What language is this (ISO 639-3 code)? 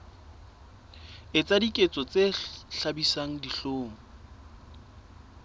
sot